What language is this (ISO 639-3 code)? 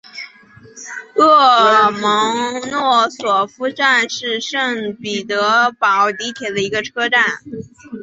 zho